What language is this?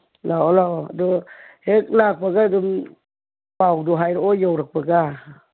Manipuri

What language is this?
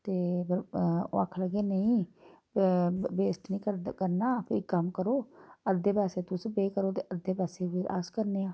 Dogri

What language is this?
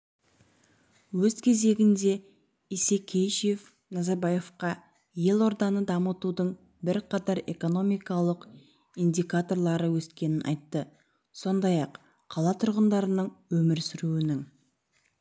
Kazakh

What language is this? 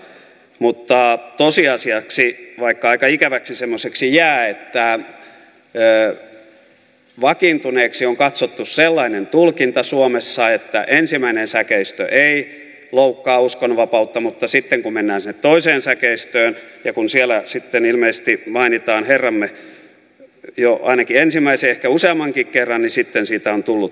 Finnish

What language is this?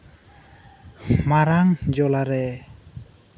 Santali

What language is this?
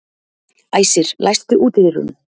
Icelandic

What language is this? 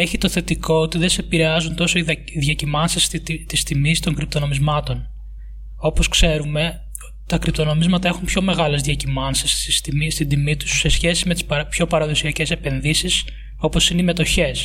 Greek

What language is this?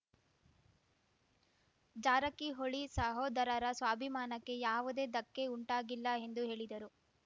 Kannada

